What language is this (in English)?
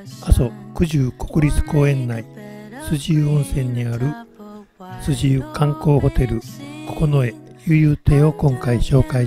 Japanese